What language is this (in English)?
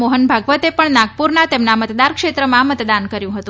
Gujarati